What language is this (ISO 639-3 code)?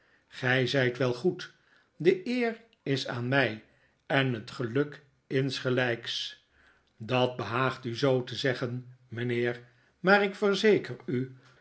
nld